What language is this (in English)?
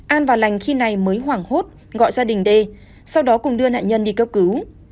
Vietnamese